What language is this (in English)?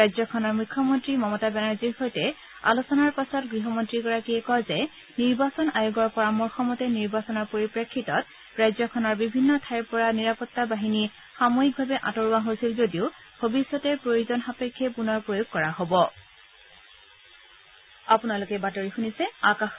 Assamese